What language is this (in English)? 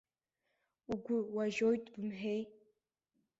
Abkhazian